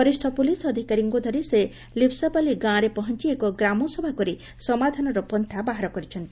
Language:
Odia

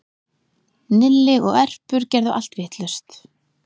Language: Icelandic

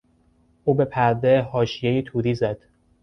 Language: Persian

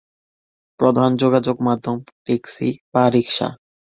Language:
Bangla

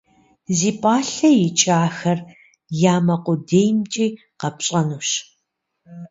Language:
Kabardian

